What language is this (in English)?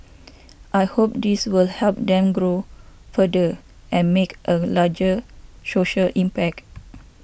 English